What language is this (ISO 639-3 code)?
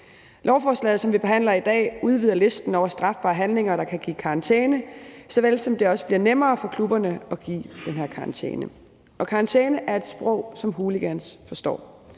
dan